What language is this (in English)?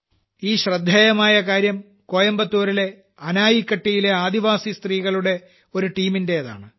Malayalam